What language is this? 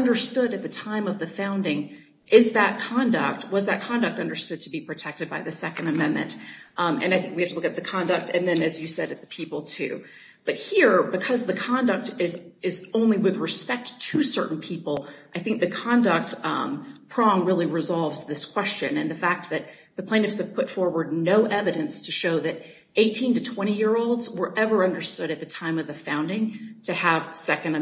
English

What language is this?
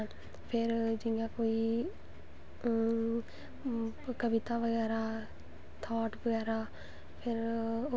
Dogri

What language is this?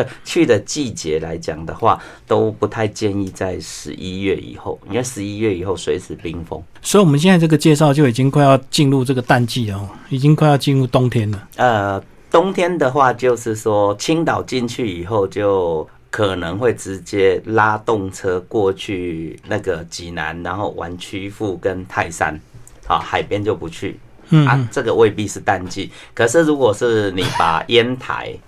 Chinese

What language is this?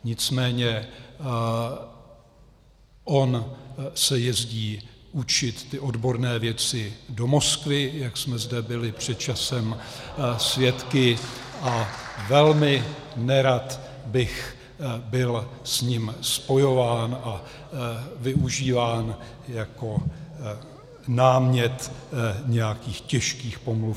Czech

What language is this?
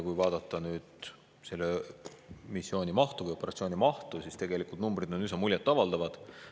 Estonian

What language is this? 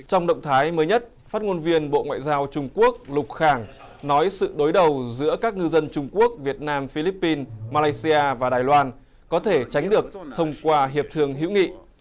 Vietnamese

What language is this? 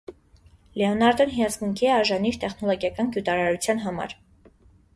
Armenian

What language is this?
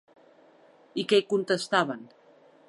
Catalan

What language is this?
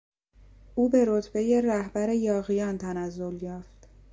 Persian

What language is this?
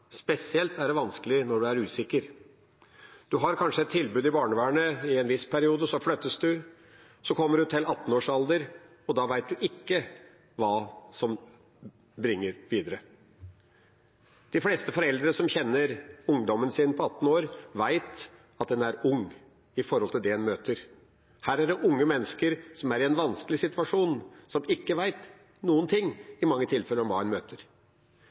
Norwegian Bokmål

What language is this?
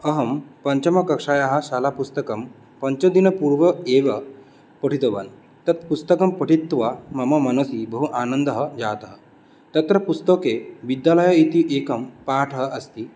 Sanskrit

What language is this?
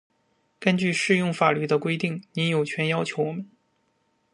Chinese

